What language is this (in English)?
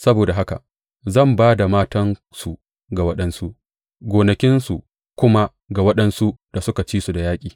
Hausa